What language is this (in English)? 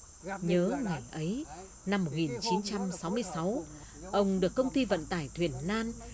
Vietnamese